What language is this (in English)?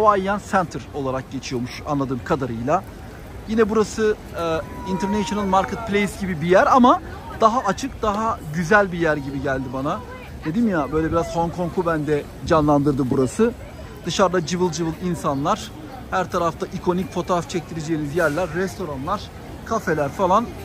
Turkish